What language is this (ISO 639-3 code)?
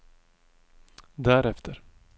swe